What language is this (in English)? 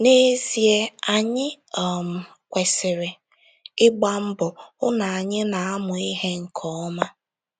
Igbo